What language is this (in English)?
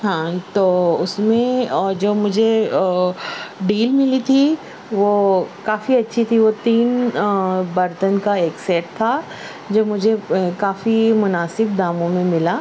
Urdu